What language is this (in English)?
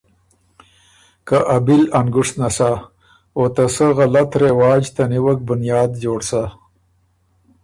Ormuri